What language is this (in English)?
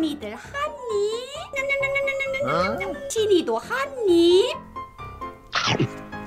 Korean